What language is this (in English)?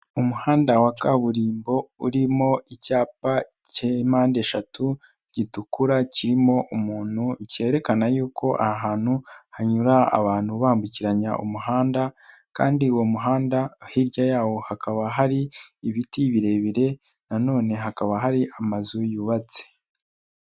Kinyarwanda